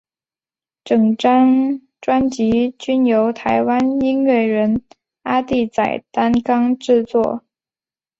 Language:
Chinese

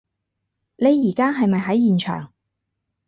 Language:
Cantonese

